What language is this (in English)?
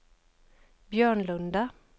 Swedish